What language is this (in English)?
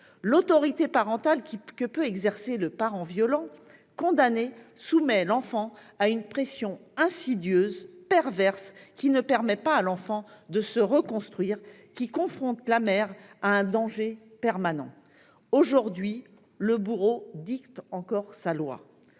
French